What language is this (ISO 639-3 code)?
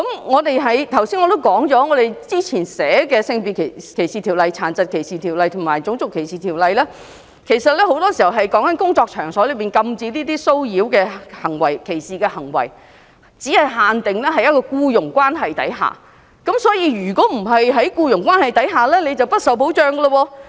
yue